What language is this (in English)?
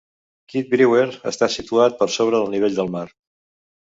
Catalan